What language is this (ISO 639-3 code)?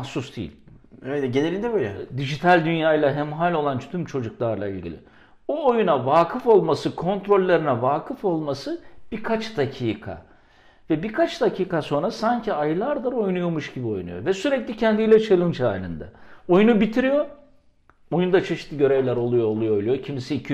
tur